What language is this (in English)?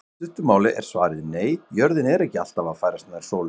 Icelandic